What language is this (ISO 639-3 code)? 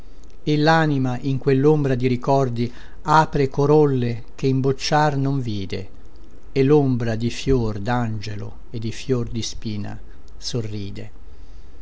ita